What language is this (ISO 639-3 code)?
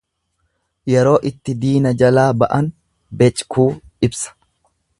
orm